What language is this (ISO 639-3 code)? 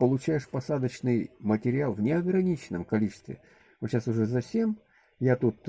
rus